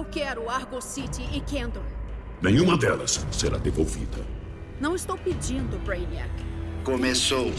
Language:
Portuguese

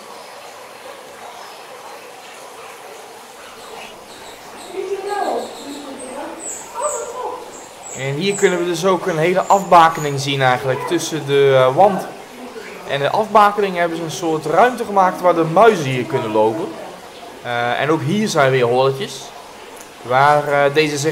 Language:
Dutch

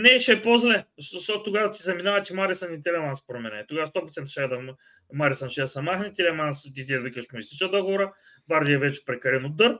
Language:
Bulgarian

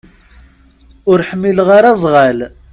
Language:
Kabyle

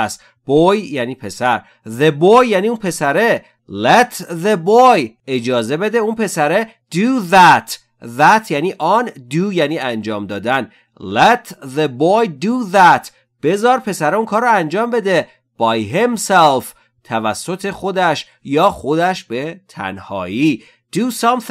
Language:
Persian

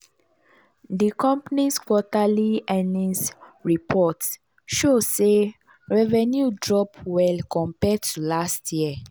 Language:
Nigerian Pidgin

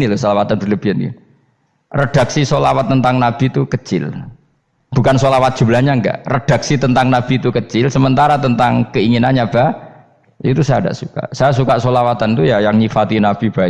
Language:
Indonesian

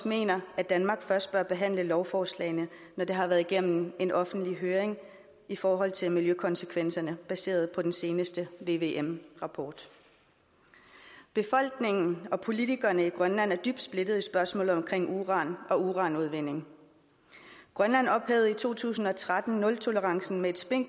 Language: Danish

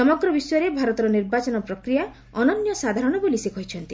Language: Odia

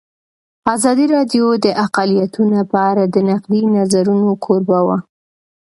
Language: Pashto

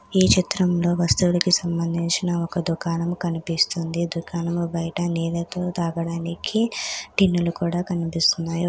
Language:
Telugu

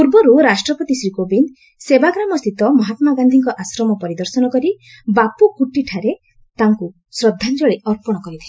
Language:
Odia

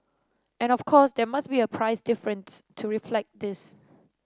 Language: English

